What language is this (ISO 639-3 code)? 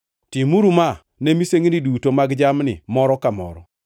luo